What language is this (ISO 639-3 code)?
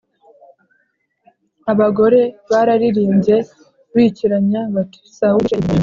kin